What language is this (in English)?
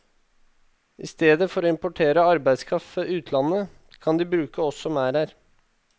Norwegian